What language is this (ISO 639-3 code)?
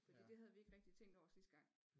dan